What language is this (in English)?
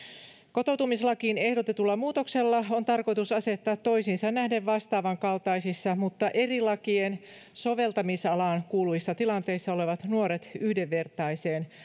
Finnish